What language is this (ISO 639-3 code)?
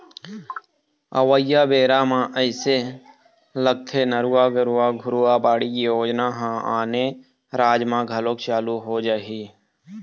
hne